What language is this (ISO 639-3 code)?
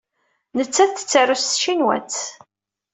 kab